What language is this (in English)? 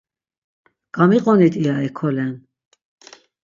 Laz